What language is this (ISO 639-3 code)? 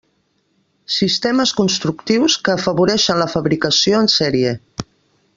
cat